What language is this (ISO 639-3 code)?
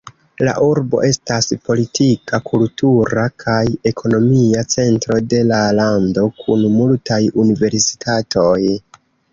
epo